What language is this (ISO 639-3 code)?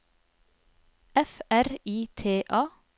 nor